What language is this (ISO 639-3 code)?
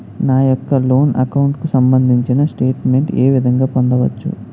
tel